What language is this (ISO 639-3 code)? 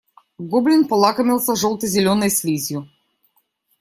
rus